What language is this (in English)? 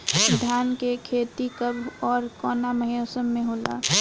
Bhojpuri